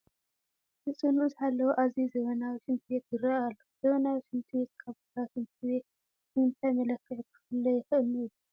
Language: Tigrinya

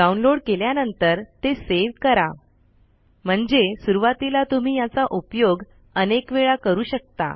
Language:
Marathi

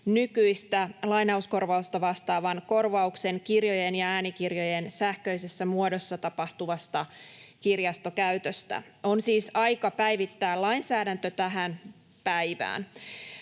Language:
Finnish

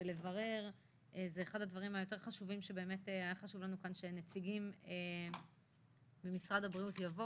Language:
Hebrew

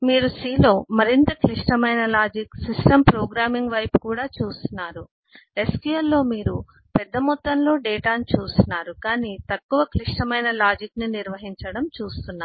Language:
Telugu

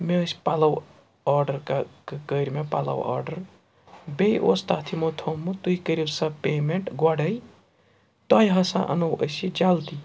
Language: Kashmiri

